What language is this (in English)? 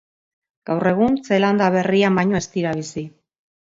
Basque